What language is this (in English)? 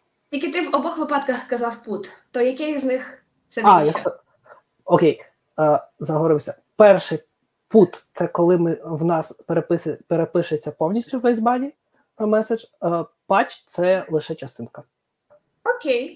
Ukrainian